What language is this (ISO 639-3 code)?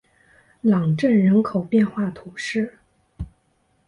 zho